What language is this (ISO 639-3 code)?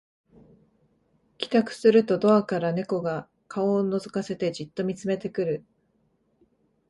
jpn